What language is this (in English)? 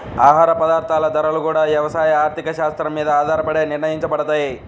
Telugu